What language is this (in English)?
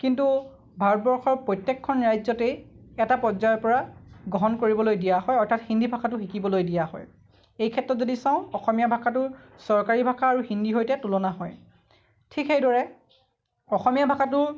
Assamese